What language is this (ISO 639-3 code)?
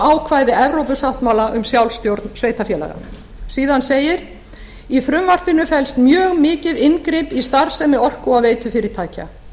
isl